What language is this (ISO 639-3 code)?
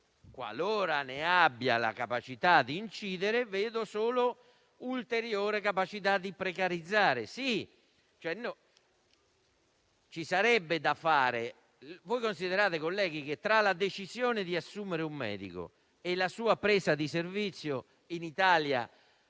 ita